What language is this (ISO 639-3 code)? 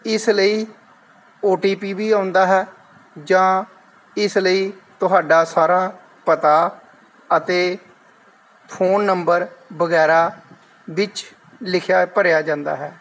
pan